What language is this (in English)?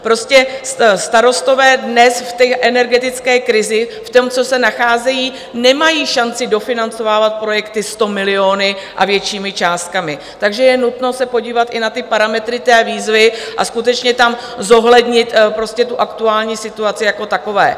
Czech